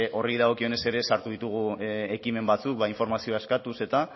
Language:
Basque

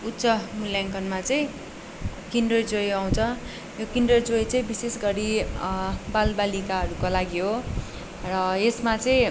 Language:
Nepali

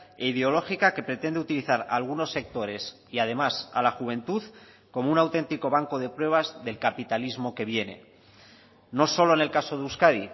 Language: Spanish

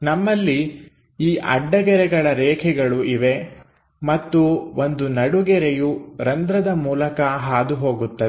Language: Kannada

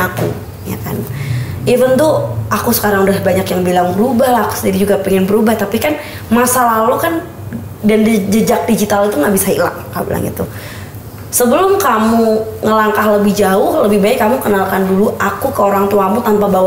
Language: Indonesian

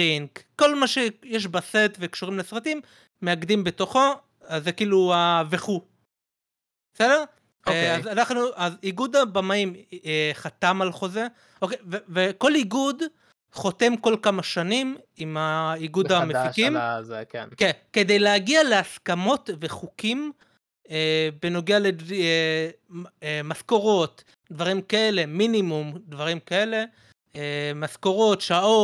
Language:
Hebrew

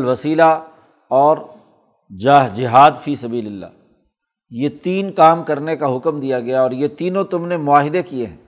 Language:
Urdu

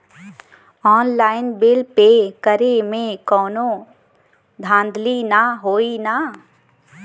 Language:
Bhojpuri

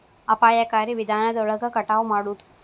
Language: Kannada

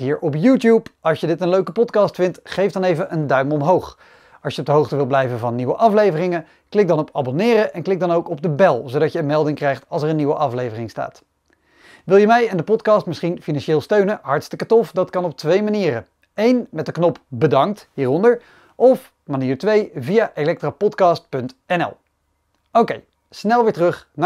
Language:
Dutch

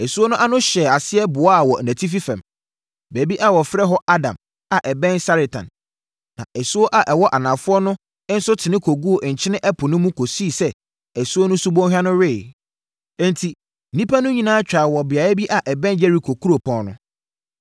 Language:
Akan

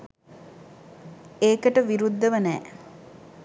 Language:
Sinhala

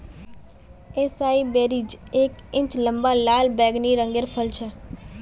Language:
Magahi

